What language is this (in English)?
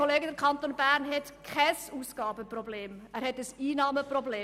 Swiss German